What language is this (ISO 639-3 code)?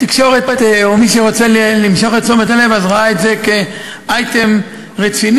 heb